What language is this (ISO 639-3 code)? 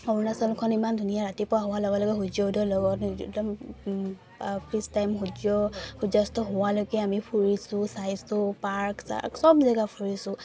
asm